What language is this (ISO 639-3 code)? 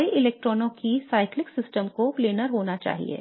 hin